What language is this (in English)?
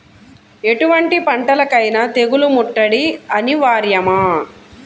Telugu